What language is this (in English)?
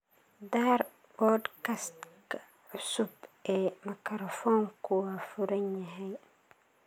Somali